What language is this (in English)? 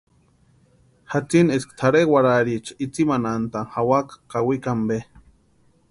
Western Highland Purepecha